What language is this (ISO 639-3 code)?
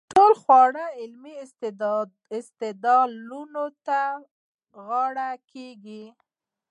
pus